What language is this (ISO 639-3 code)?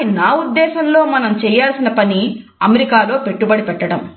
tel